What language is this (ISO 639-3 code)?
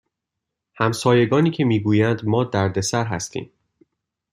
fas